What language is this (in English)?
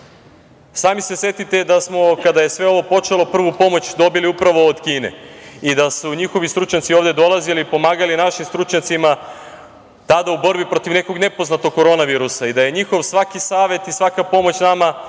Serbian